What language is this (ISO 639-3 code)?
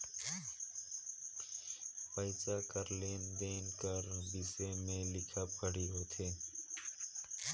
hne